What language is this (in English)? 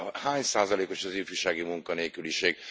Hungarian